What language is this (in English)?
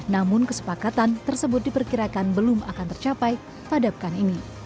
Indonesian